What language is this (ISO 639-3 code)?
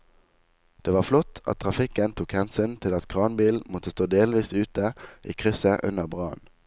nor